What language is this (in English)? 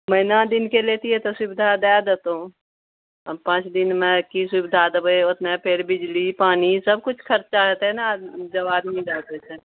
Maithili